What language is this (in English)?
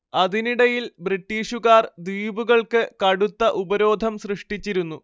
Malayalam